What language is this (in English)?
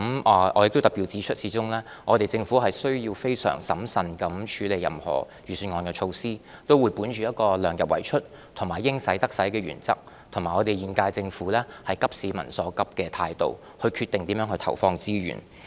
Cantonese